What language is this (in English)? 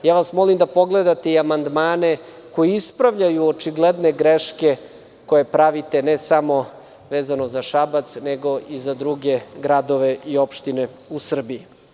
Serbian